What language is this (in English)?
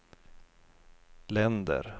Swedish